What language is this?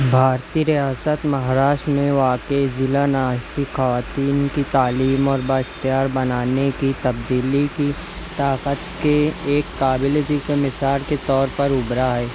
Urdu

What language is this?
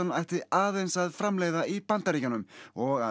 Icelandic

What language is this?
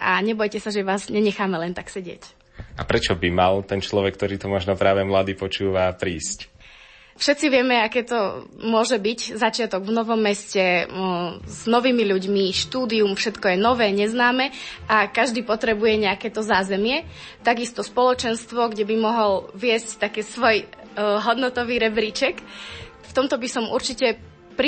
Slovak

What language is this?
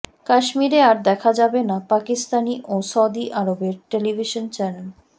Bangla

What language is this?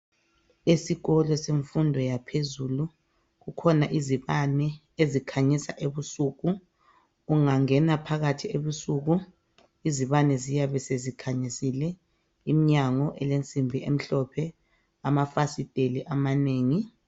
North Ndebele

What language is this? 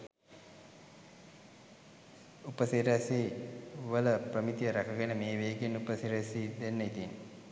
Sinhala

